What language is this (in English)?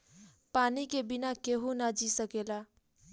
Bhojpuri